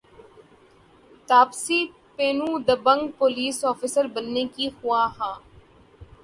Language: Urdu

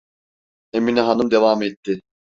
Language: Turkish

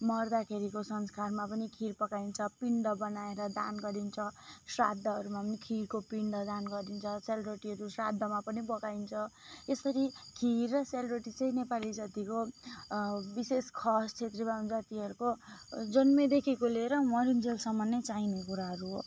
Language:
Nepali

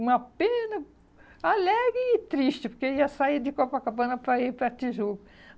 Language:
Portuguese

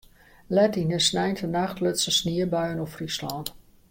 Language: Western Frisian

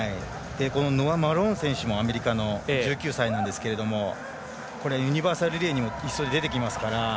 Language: Japanese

